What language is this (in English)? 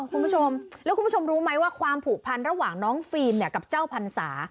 Thai